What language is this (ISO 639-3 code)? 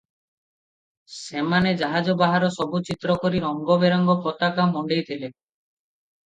ori